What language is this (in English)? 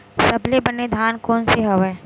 Chhattisgarhi